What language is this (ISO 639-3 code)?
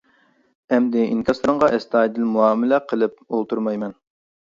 uig